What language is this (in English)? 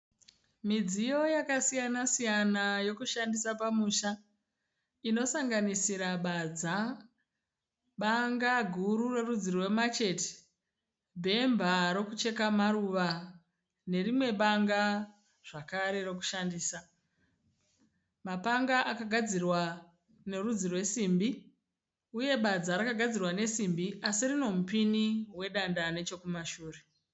Shona